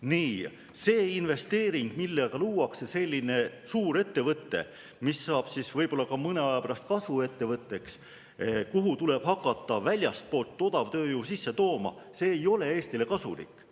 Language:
Estonian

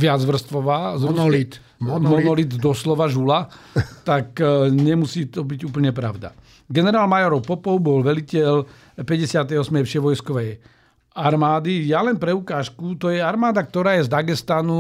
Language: Slovak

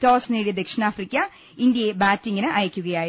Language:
Malayalam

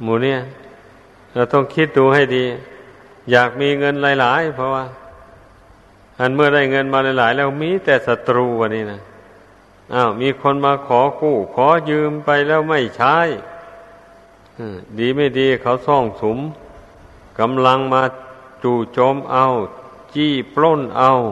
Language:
Thai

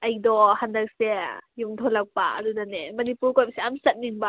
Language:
Manipuri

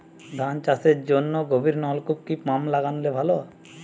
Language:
Bangla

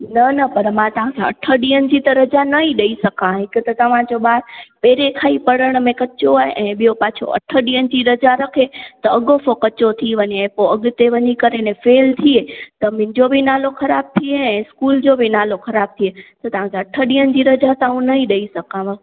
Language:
Sindhi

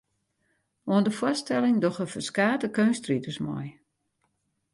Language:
Western Frisian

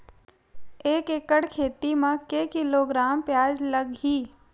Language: Chhattisgarhi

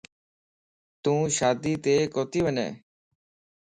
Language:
Lasi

